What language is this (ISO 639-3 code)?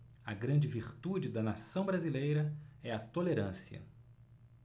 por